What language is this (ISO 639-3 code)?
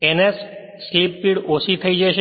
guj